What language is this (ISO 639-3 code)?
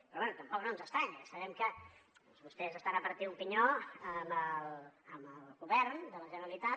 cat